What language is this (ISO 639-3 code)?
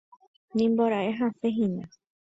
grn